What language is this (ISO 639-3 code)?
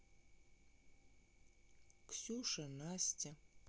rus